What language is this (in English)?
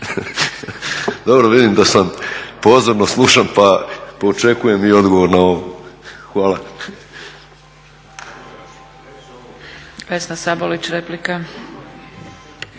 Croatian